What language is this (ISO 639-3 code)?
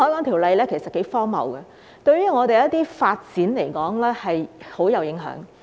yue